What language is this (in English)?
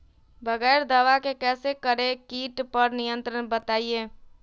Magahi